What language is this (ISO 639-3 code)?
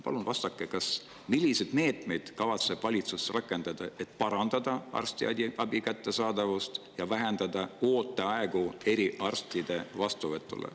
est